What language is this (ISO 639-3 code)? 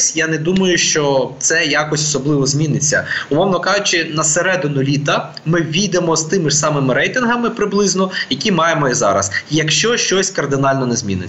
ukr